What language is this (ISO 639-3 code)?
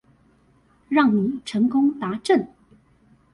zho